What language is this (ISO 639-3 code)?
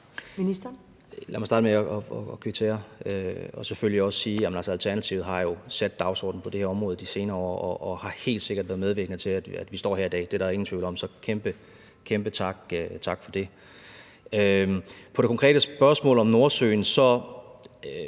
dan